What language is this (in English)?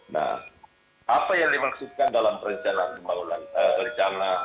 Indonesian